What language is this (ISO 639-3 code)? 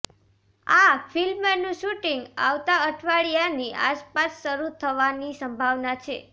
guj